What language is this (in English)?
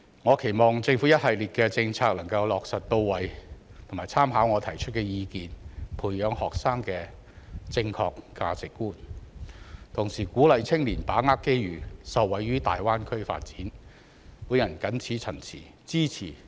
Cantonese